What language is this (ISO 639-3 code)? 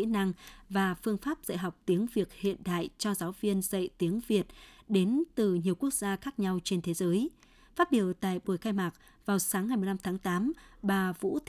vie